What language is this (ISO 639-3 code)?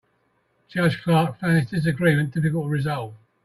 eng